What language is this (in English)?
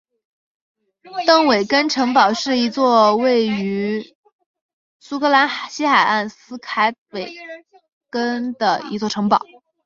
Chinese